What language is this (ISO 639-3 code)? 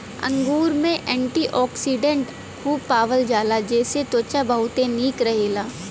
bho